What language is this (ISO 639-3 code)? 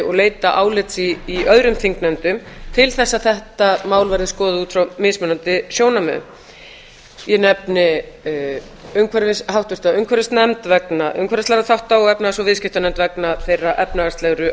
isl